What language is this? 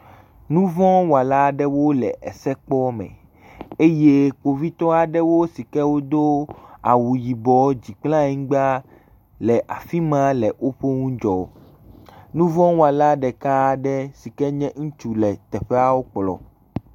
Ewe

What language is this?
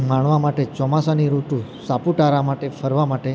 Gujarati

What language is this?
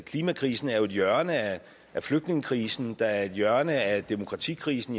Danish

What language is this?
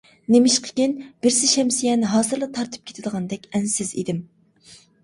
Uyghur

